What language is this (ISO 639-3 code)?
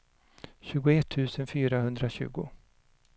swe